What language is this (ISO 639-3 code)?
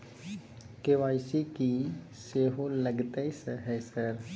mai